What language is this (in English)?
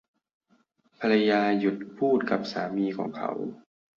Thai